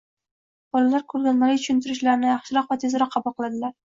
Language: Uzbek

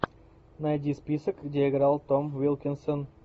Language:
Russian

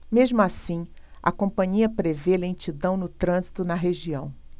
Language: Portuguese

